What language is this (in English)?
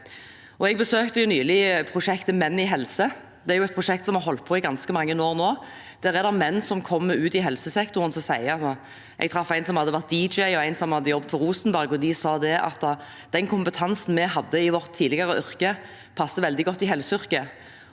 Norwegian